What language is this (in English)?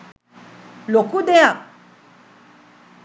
Sinhala